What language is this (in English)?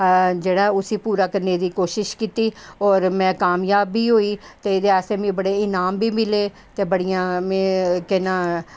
Dogri